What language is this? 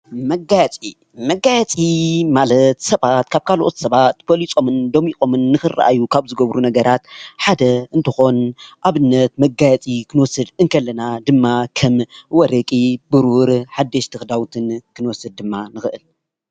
Tigrinya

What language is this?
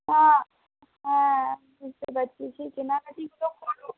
Bangla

